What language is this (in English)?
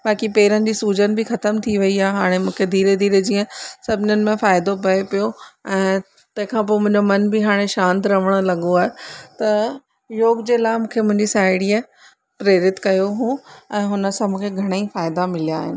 Sindhi